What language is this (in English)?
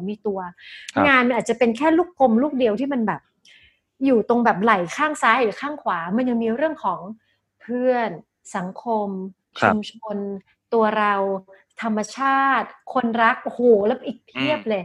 Thai